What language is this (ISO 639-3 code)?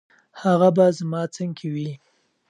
pus